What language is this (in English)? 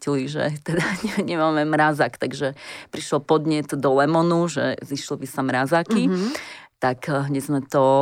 Slovak